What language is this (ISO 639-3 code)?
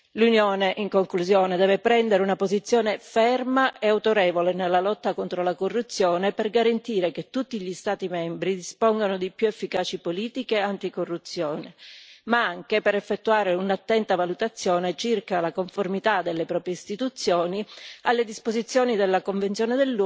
ita